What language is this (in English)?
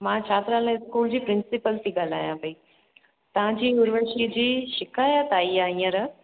Sindhi